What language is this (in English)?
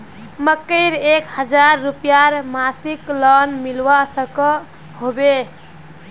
Magahi